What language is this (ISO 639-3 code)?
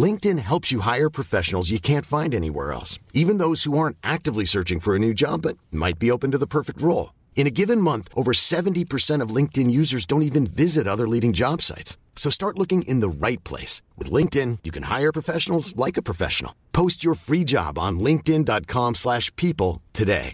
fil